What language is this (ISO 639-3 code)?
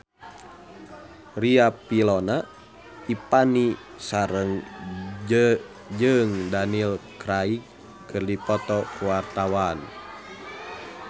sun